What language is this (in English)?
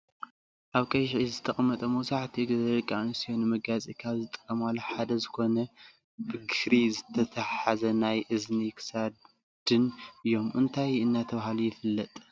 Tigrinya